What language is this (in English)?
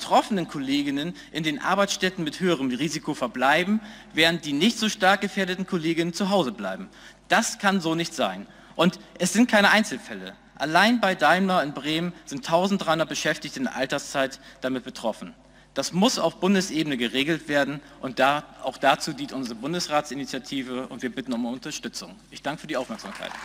German